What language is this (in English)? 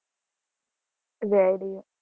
Gujarati